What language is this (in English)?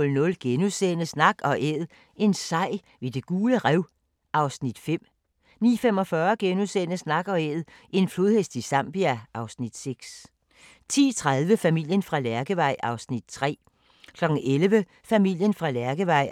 Danish